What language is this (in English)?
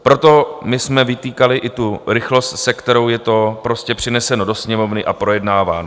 Czech